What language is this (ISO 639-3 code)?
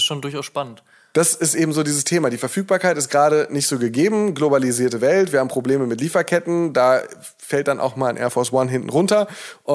deu